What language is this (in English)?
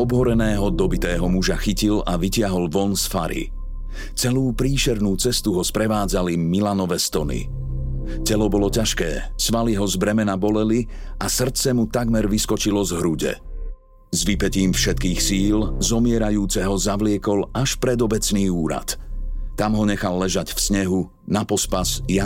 Slovak